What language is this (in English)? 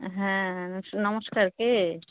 Bangla